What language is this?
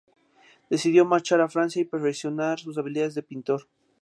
Spanish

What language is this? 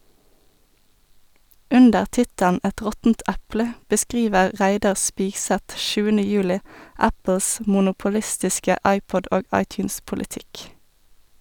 Norwegian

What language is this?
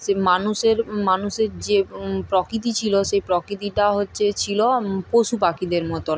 Bangla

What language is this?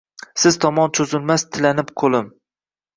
Uzbek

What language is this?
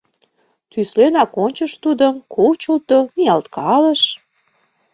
Mari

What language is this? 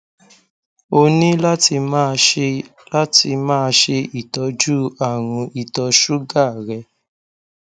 Yoruba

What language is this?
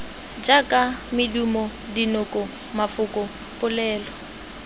Tswana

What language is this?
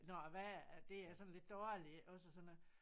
Danish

